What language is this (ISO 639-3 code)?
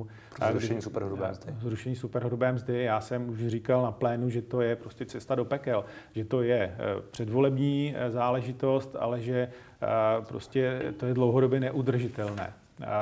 ces